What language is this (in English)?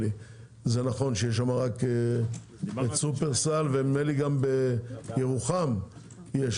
Hebrew